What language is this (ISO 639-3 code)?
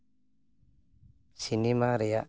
sat